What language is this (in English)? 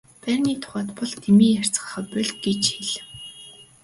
Mongolian